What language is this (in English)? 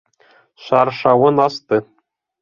Bashkir